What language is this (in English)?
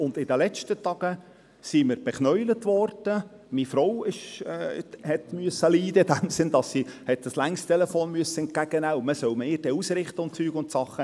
Swiss German